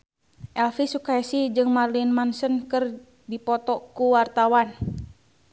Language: Sundanese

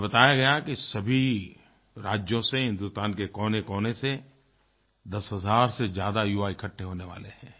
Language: Hindi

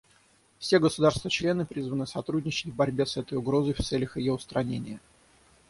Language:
Russian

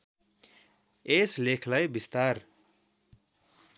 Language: Nepali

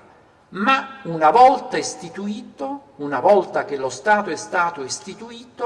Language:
Italian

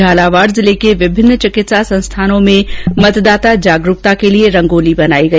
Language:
Hindi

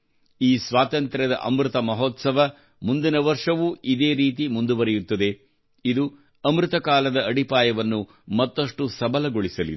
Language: Kannada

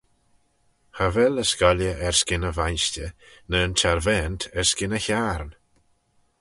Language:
Manx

